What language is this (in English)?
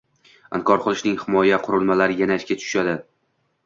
Uzbek